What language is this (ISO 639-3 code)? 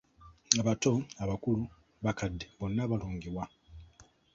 lug